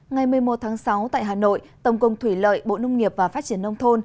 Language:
Vietnamese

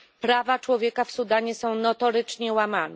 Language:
Polish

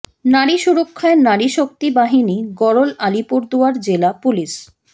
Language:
Bangla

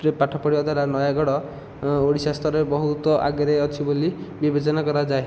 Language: Odia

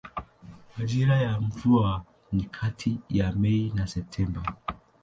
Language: Swahili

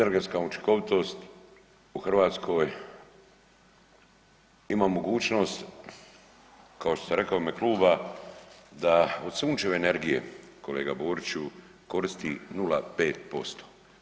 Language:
Croatian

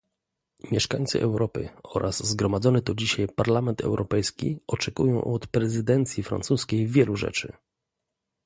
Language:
Polish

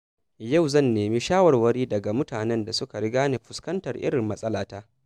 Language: Hausa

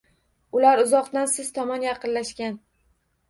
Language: Uzbek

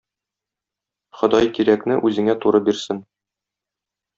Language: Tatar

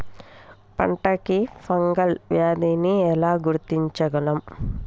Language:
Telugu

